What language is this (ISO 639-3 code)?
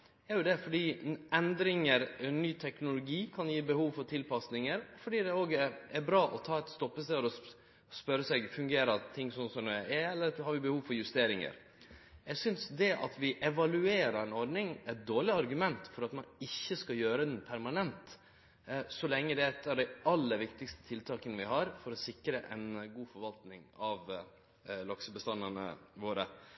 nno